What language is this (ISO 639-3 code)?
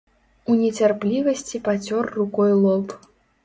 bel